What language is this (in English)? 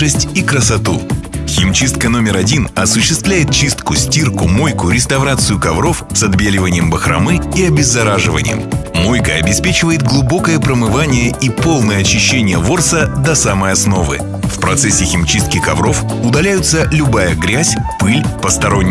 Russian